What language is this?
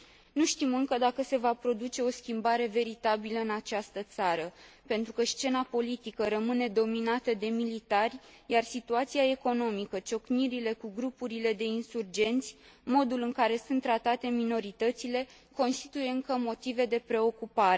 Romanian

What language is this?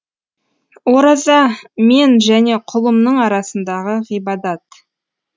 Kazakh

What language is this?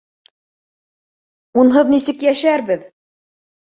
Bashkir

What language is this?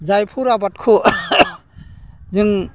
Bodo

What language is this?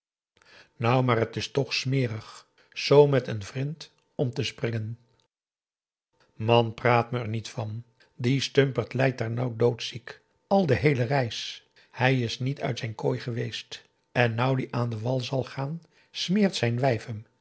Dutch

